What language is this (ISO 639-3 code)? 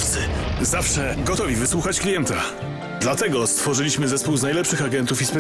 pol